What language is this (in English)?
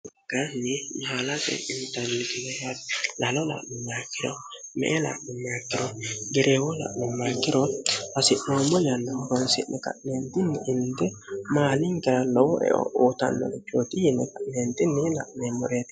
Sidamo